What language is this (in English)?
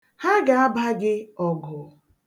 Igbo